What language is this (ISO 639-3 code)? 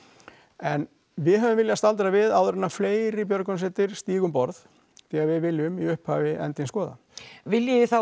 isl